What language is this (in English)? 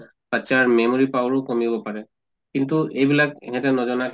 Assamese